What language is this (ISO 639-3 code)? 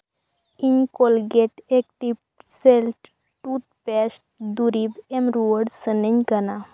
sat